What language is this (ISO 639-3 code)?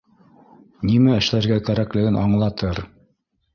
bak